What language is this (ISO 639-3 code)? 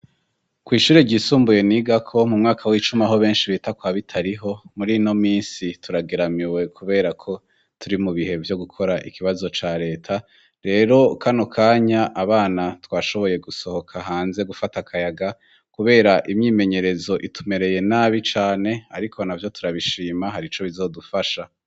run